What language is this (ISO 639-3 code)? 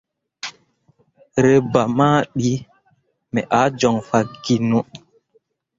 mua